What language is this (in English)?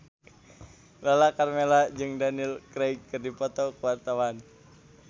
Sundanese